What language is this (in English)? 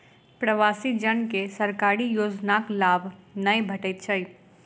Maithili